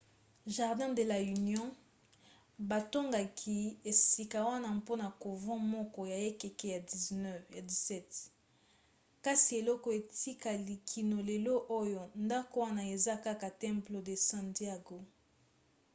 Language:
Lingala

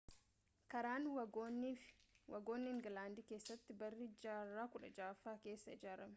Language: Oromo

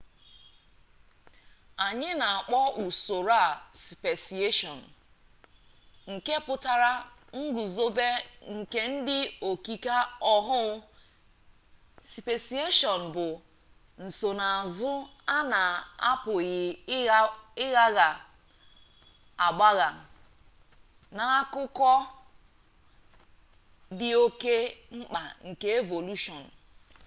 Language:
Igbo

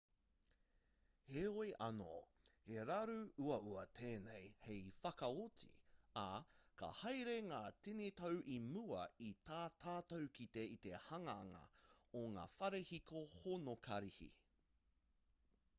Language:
Māori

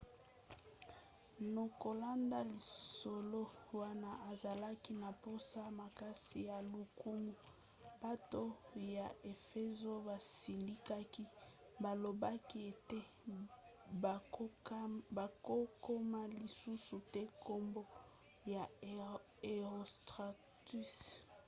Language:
Lingala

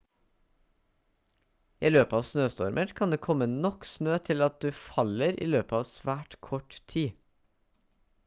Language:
Norwegian Bokmål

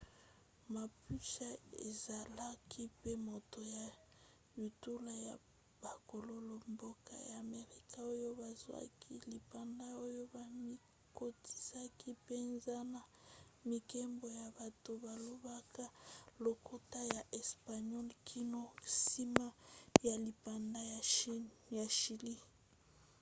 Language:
Lingala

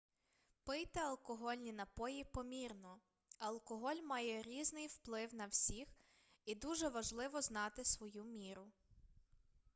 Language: Ukrainian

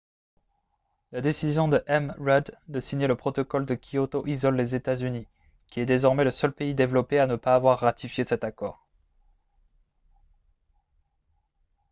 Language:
French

